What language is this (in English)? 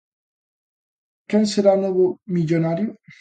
Galician